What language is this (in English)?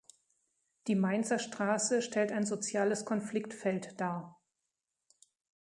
German